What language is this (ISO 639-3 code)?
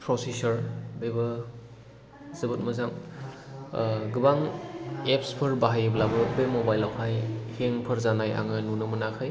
brx